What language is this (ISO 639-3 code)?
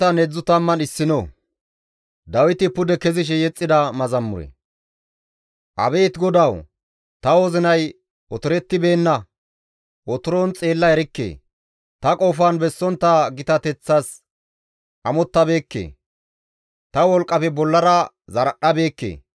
gmv